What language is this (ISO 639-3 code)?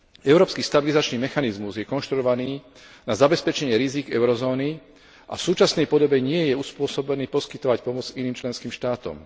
slk